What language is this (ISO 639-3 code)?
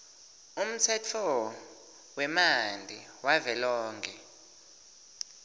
ssw